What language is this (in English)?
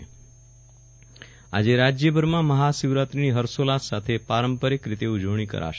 Gujarati